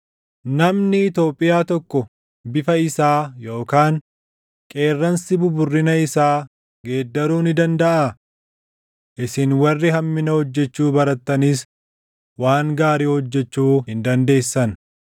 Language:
Oromo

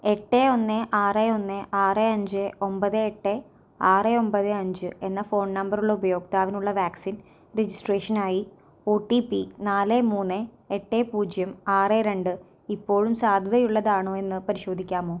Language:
Malayalam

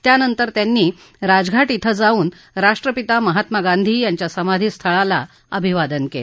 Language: Marathi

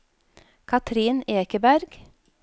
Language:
Norwegian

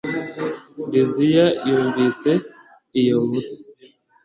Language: Kinyarwanda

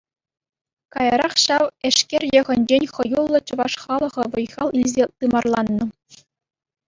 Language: Chuvash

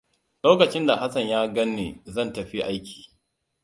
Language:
Hausa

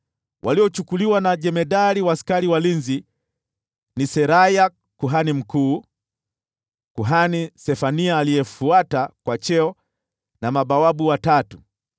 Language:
Swahili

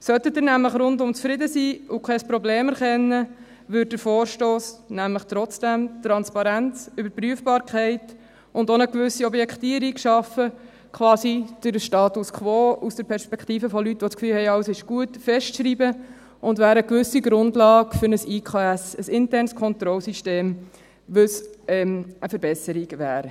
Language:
Swiss German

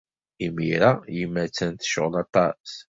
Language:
Kabyle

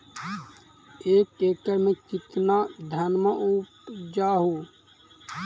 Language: Magahi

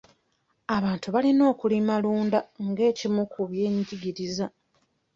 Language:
Ganda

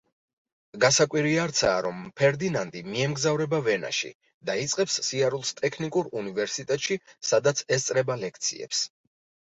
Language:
Georgian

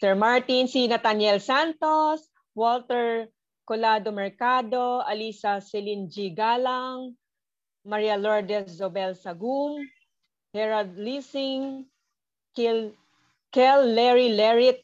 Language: Filipino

